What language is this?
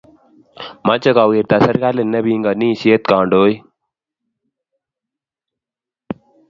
Kalenjin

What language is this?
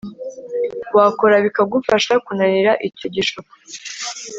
Kinyarwanda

